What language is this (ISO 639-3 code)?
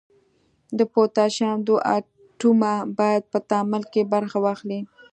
pus